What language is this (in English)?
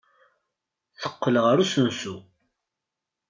Kabyle